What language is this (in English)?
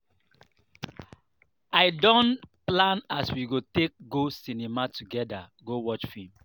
Nigerian Pidgin